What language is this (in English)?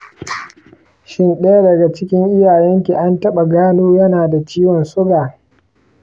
Hausa